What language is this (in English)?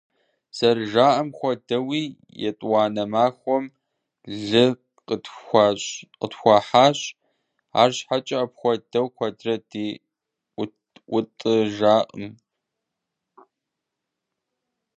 Kabardian